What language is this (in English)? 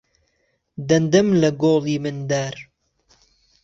Central Kurdish